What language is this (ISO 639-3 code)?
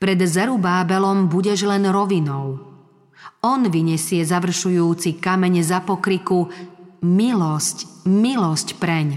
slk